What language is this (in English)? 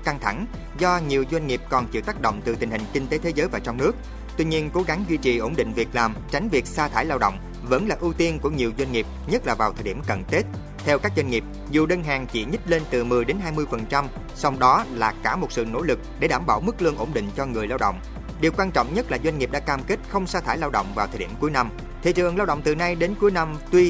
Vietnamese